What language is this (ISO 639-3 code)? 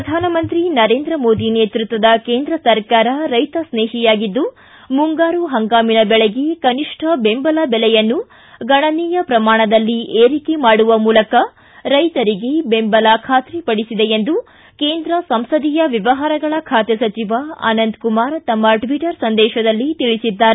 kan